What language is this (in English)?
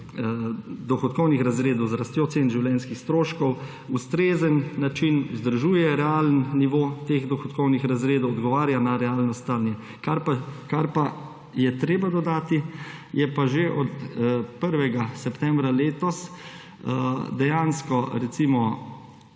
Slovenian